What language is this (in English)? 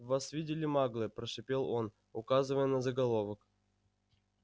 Russian